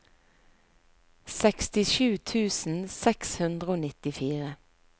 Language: Norwegian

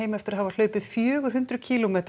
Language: Icelandic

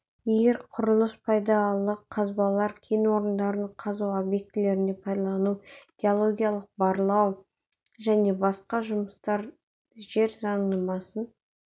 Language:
Kazakh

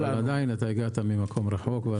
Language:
Hebrew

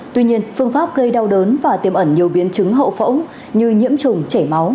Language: Vietnamese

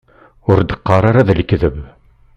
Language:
Kabyle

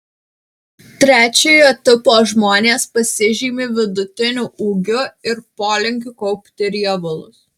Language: Lithuanian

